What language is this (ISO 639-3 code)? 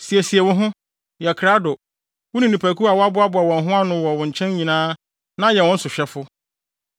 aka